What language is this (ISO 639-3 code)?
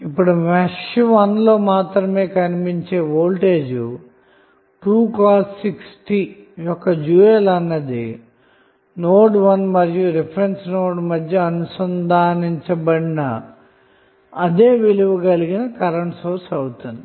tel